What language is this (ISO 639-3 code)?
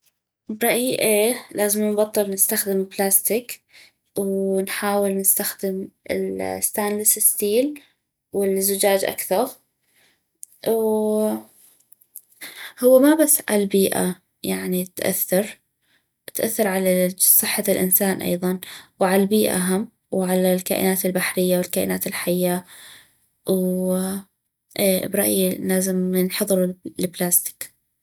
ayp